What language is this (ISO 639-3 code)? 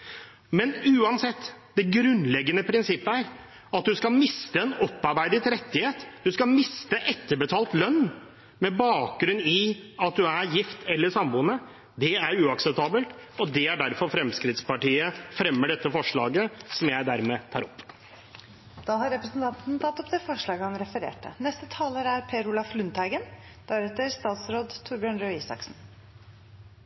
nor